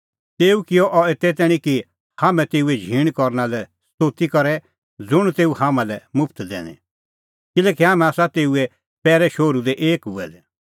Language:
Kullu Pahari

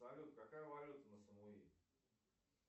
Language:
Russian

